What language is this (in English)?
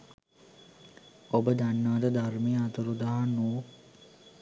Sinhala